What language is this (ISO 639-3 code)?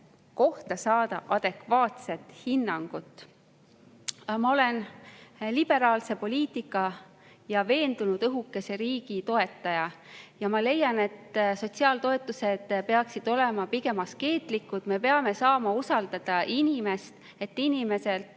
est